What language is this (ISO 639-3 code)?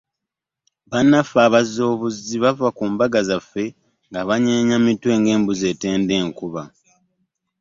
lug